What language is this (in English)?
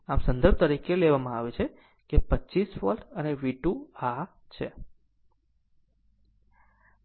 Gujarati